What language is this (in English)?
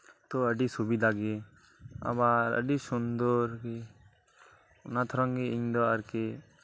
Santali